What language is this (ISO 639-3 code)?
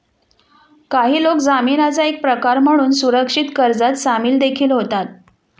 mar